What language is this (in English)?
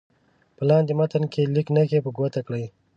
Pashto